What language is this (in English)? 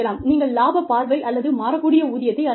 Tamil